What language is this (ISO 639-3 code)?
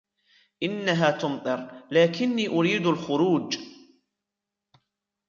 ara